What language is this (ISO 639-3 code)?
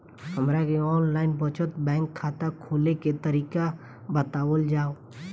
bho